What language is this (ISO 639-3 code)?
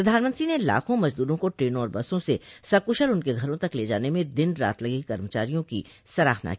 hin